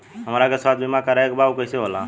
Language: Bhojpuri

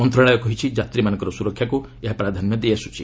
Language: Odia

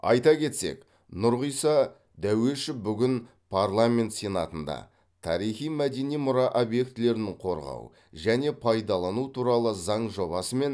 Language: Kazakh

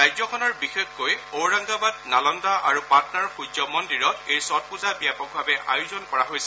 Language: Assamese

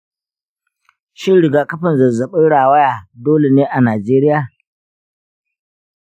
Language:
Hausa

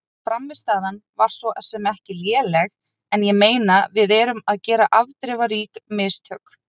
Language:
Icelandic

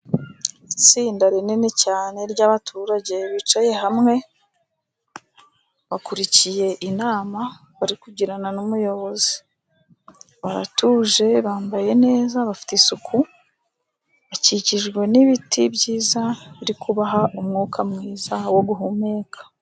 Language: Kinyarwanda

